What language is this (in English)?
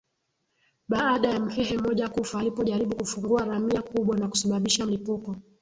Swahili